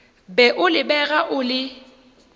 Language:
Northern Sotho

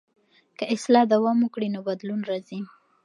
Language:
Pashto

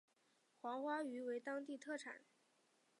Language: Chinese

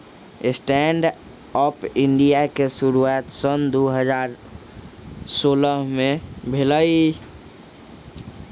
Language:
Magahi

